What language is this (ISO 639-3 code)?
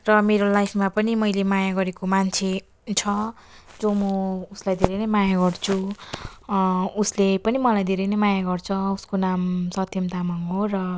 nep